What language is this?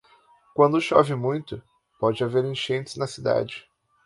Portuguese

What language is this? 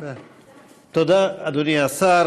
Hebrew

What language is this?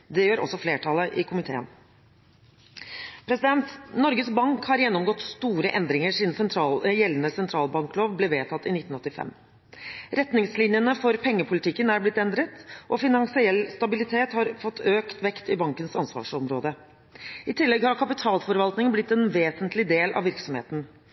Norwegian Bokmål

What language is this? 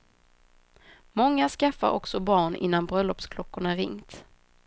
Swedish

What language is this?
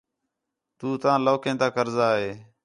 Khetrani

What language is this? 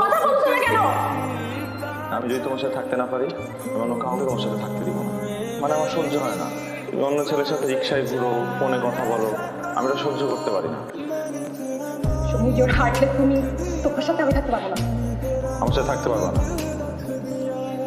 Romanian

